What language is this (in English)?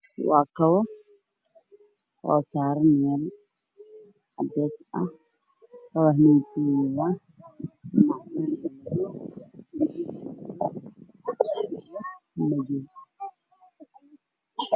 Somali